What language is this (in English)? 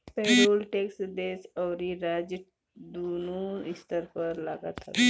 Bhojpuri